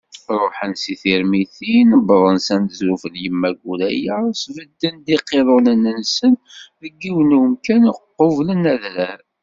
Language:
Kabyle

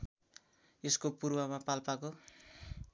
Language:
Nepali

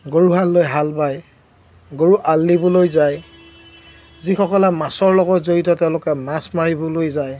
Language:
Assamese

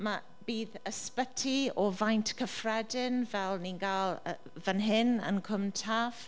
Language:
Welsh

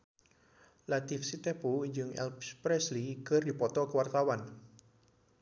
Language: Sundanese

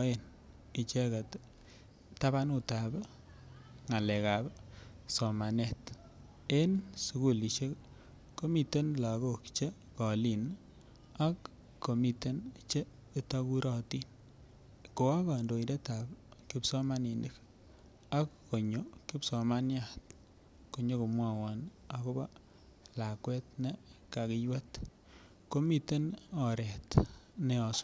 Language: Kalenjin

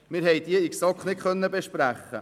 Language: Swiss German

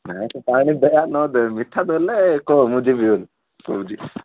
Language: Odia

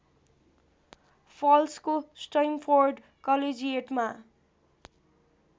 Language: Nepali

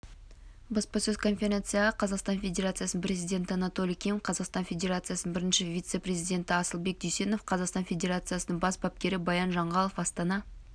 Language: Kazakh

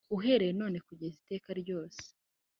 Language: Kinyarwanda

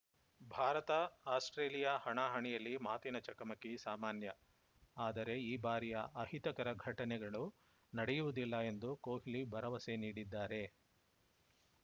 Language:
Kannada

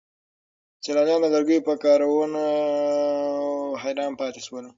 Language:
Pashto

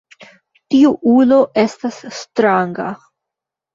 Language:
Esperanto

